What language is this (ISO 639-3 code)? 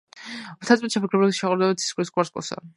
kat